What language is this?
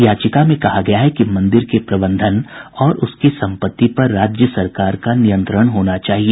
Hindi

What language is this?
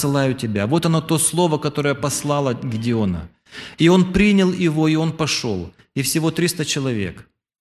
Russian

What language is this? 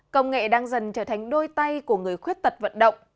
Vietnamese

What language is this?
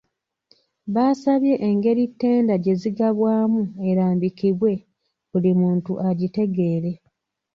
Ganda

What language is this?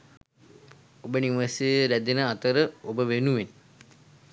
Sinhala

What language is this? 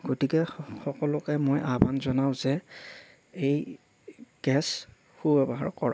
Assamese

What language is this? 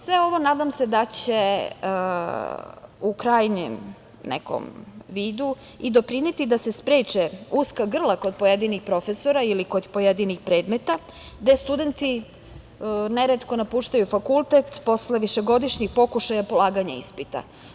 Serbian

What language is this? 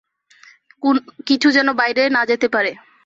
Bangla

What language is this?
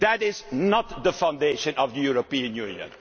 English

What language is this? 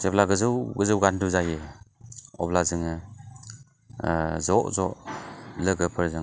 Bodo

